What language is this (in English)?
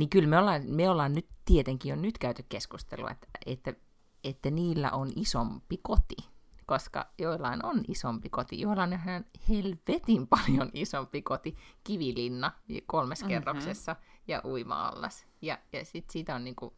Finnish